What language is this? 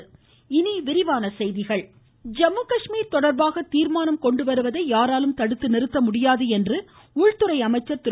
Tamil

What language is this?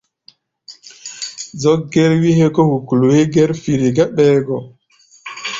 Gbaya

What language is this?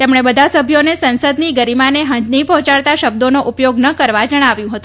Gujarati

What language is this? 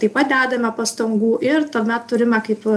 Lithuanian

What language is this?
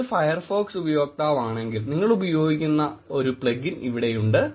Malayalam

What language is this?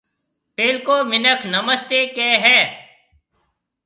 Marwari (Pakistan)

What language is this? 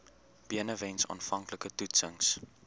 Afrikaans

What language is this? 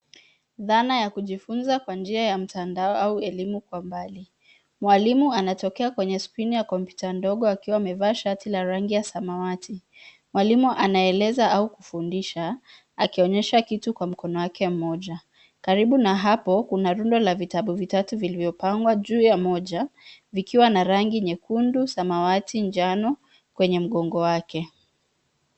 Swahili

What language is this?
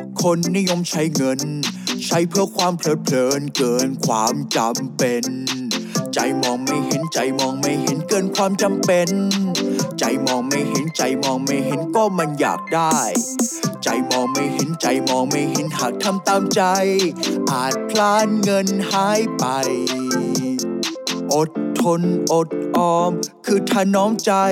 Thai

